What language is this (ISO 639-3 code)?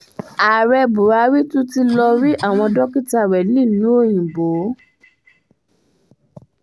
yor